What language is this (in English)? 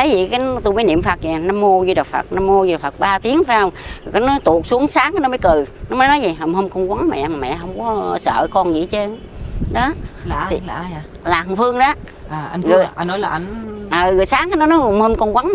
Vietnamese